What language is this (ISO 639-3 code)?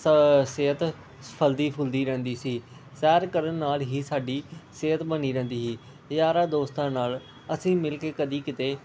pan